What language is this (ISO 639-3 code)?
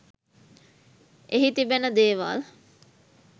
sin